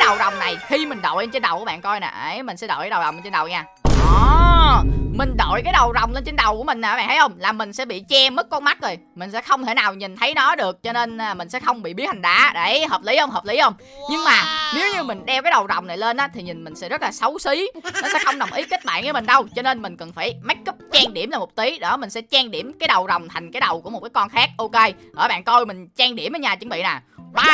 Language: Vietnamese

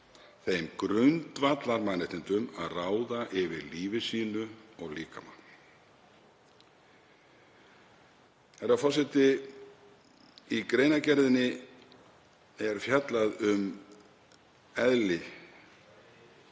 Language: Icelandic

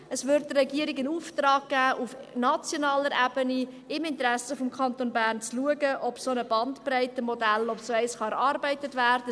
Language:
Swiss German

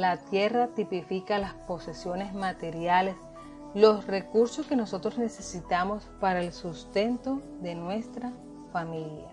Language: Spanish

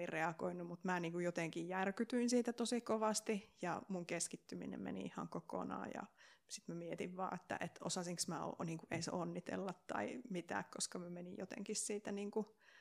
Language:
Finnish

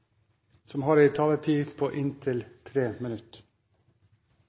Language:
Norwegian Nynorsk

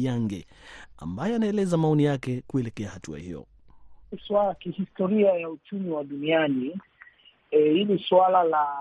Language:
Swahili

